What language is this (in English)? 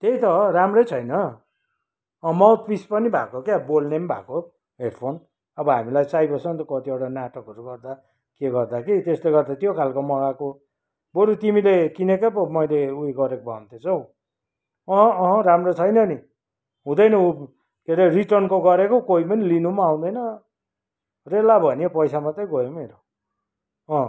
Nepali